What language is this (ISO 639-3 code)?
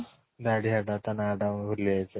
ori